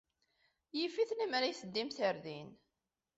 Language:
Kabyle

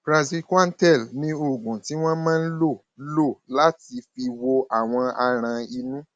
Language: Yoruba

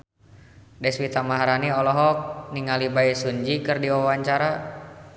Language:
Sundanese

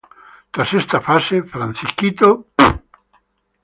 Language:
Spanish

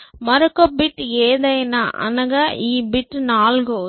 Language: Telugu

